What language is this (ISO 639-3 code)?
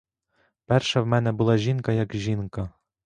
ukr